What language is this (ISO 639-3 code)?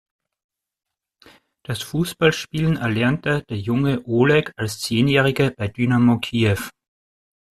deu